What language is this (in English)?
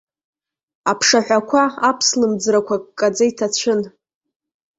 Abkhazian